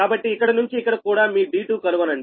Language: Telugu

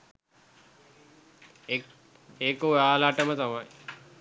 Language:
Sinhala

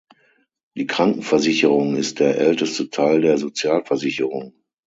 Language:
German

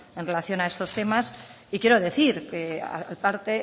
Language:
Spanish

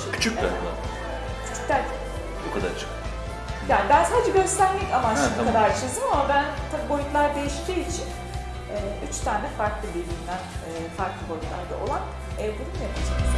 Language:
Turkish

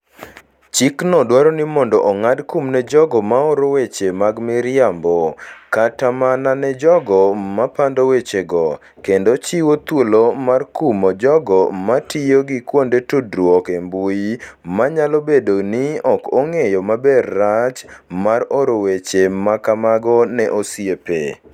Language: Luo (Kenya and Tanzania)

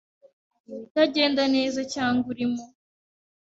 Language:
Kinyarwanda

